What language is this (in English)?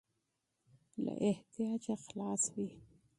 Pashto